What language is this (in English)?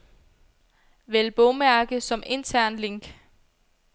Danish